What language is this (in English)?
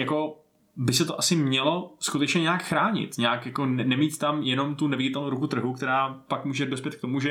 Czech